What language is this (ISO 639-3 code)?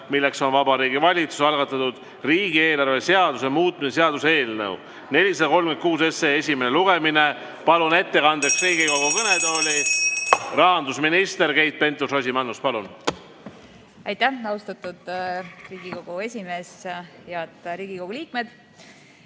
est